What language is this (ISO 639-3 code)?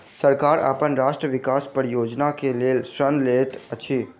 mai